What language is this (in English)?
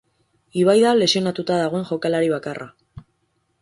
Basque